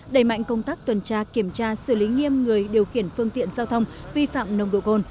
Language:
Vietnamese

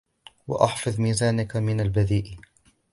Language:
Arabic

